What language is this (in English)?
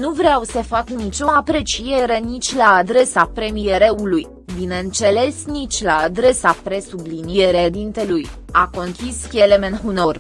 Romanian